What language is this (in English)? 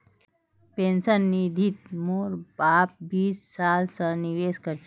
Magahi